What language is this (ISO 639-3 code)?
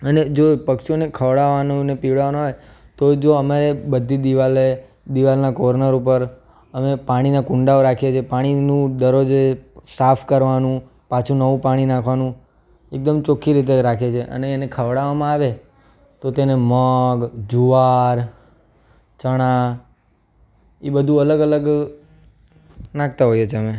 guj